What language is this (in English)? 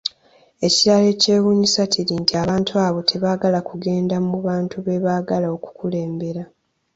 Ganda